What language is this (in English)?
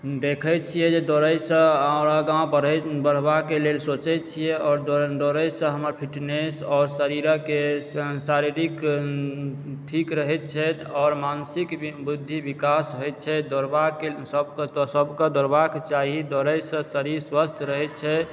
Maithili